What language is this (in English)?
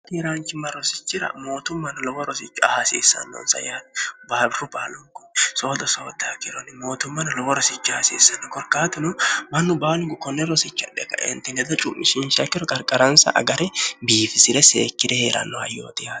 Sidamo